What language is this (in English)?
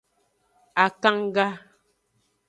Aja (Benin)